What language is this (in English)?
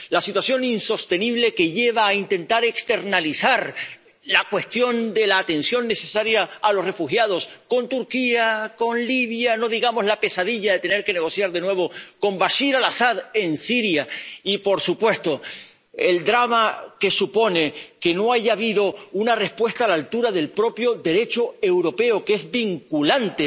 Spanish